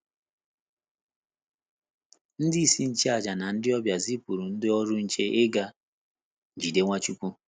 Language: Igbo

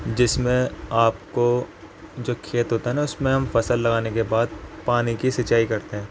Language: Urdu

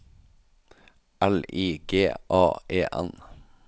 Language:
Norwegian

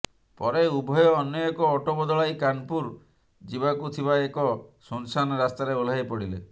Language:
Odia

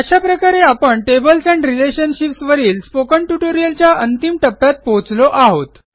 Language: Marathi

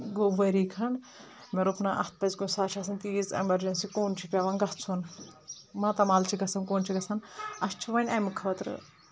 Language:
Kashmiri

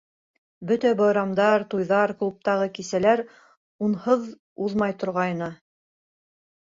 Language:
Bashkir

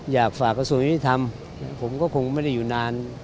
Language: Thai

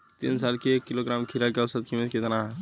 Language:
Bhojpuri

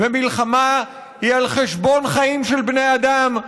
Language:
Hebrew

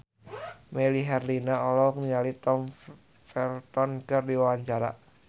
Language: Sundanese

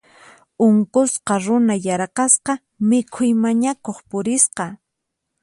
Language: Puno Quechua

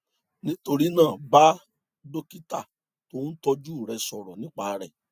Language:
Yoruba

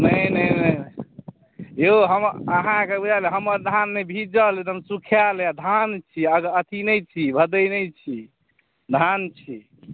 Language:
Maithili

